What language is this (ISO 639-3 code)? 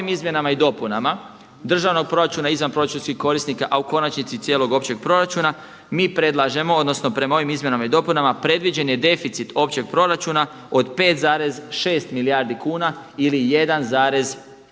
hrv